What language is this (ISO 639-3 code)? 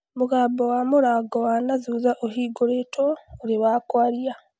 kik